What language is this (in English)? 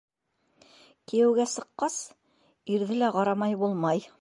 Bashkir